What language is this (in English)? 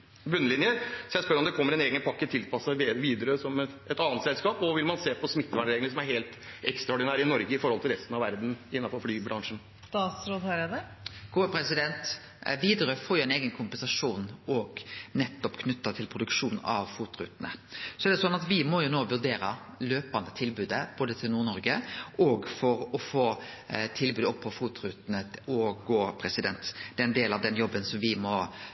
Norwegian